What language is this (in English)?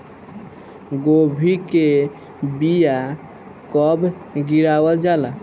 Bhojpuri